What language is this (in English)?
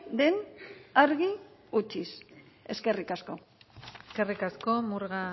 Basque